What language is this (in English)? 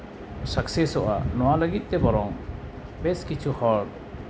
Santali